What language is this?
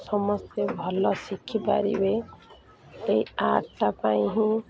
Odia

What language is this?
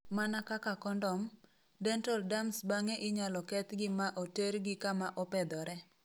Luo (Kenya and Tanzania)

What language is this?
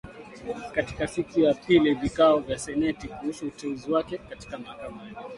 Swahili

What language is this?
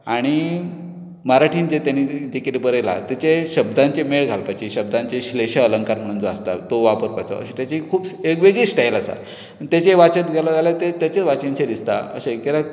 Konkani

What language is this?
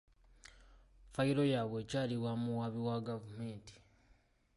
Ganda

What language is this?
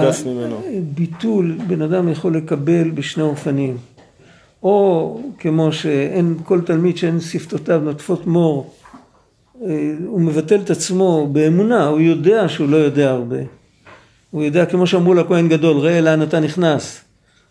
Hebrew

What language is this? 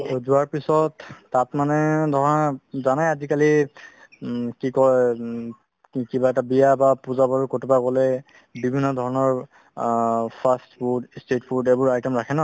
Assamese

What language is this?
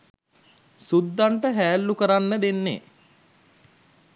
Sinhala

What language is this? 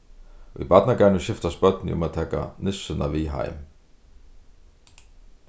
Faroese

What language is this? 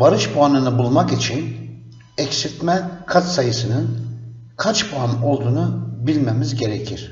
Turkish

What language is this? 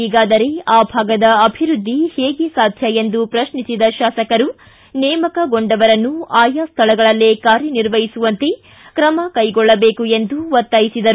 Kannada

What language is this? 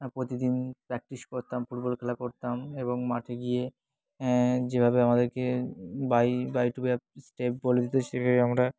Bangla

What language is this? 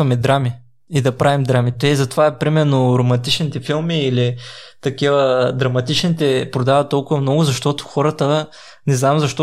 Bulgarian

